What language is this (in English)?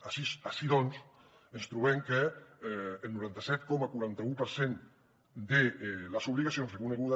Catalan